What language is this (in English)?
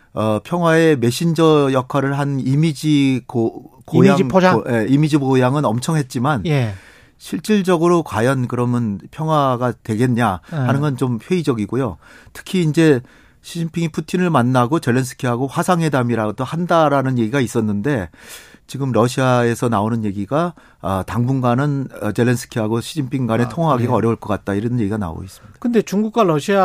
Korean